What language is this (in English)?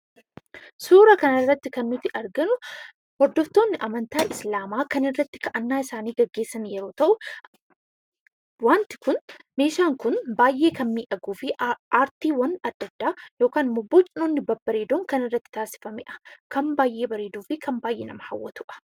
Oromo